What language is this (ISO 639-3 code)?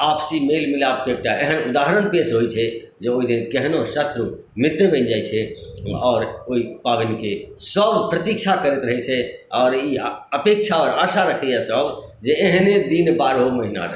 mai